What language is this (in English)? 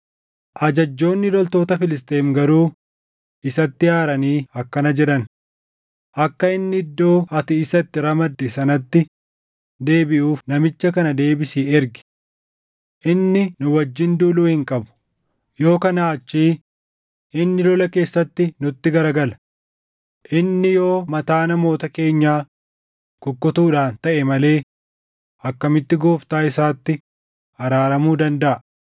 Oromo